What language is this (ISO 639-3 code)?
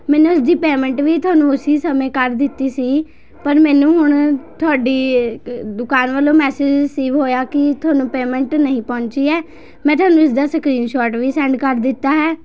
pan